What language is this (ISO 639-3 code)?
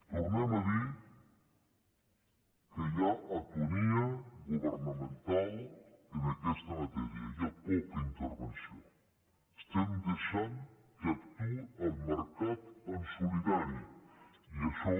cat